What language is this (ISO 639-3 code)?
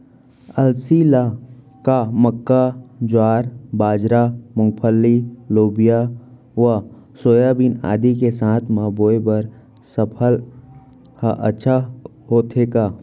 hne